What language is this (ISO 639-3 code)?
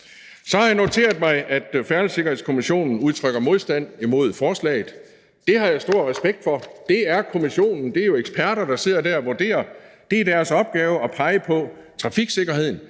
dan